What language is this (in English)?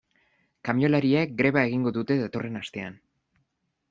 Basque